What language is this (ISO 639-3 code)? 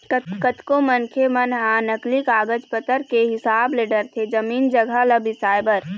hne